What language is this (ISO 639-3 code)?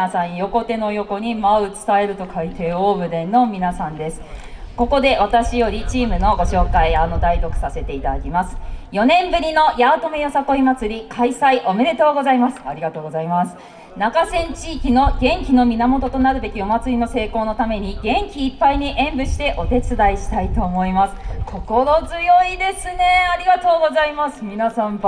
jpn